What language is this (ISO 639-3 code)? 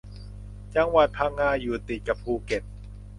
tha